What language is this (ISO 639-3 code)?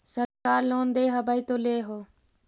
mag